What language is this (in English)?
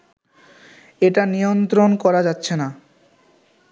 Bangla